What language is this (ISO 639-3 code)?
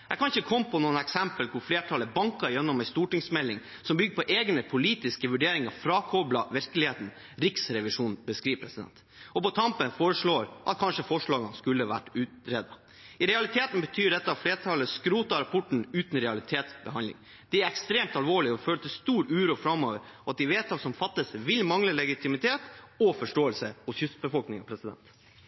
nob